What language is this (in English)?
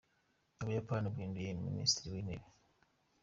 Kinyarwanda